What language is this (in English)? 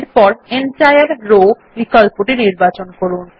Bangla